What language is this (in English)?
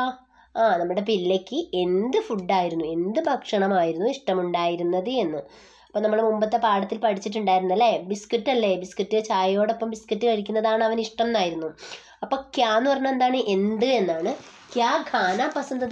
Malayalam